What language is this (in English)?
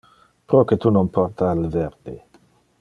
Interlingua